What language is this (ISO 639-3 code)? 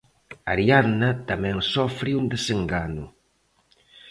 glg